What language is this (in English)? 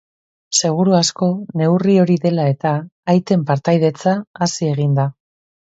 Basque